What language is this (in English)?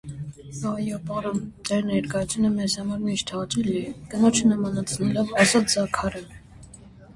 Armenian